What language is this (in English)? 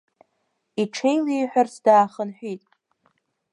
Abkhazian